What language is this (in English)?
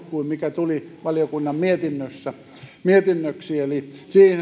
Finnish